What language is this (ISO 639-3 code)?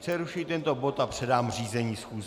ces